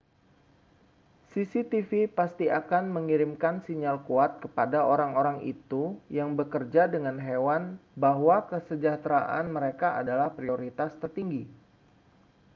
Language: Indonesian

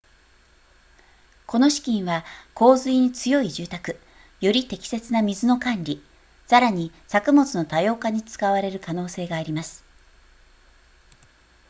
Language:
Japanese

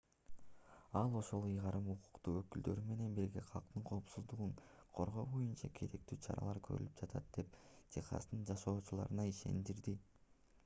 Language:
Kyrgyz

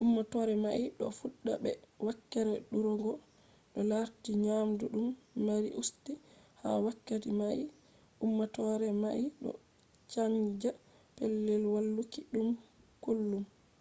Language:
Fula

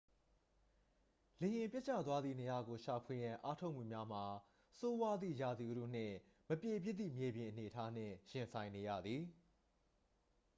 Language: Burmese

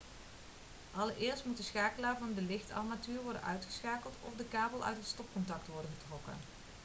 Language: Dutch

